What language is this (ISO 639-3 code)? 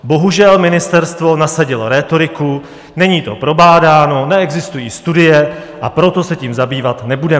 ces